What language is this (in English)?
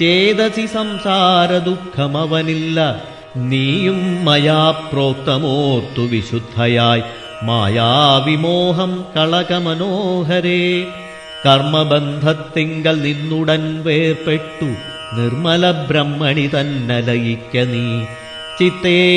Malayalam